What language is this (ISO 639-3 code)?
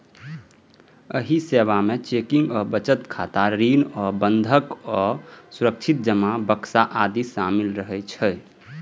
mai